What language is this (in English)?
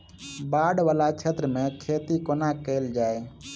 Maithili